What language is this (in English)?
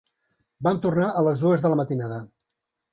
Catalan